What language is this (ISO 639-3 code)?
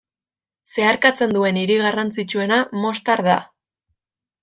eus